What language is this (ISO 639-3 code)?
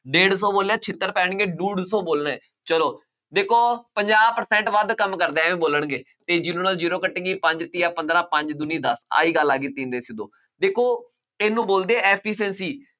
pan